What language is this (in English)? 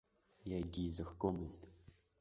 Abkhazian